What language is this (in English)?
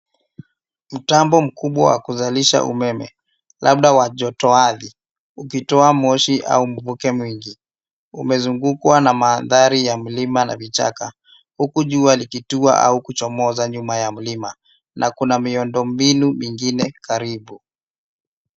Swahili